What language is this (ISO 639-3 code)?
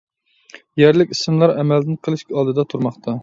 uig